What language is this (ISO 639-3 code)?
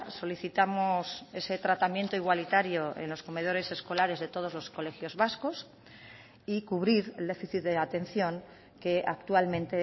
spa